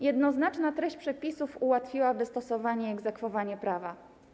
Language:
Polish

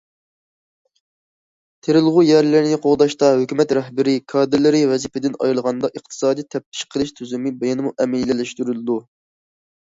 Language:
Uyghur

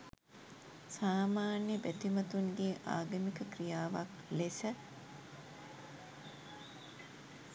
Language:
Sinhala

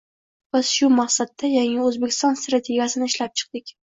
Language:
Uzbek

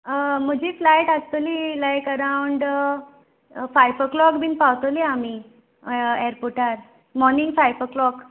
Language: Konkani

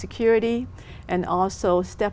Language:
Vietnamese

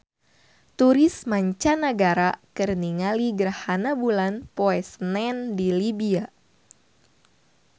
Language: Sundanese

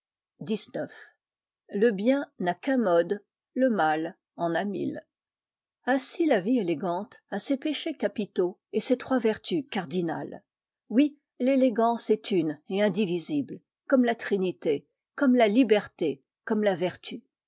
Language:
French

